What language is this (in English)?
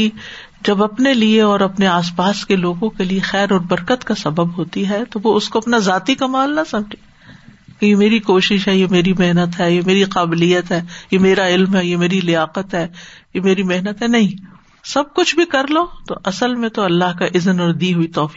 Urdu